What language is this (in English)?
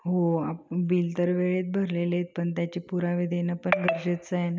Marathi